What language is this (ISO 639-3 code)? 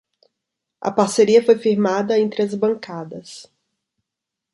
por